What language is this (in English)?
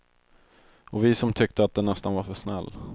Swedish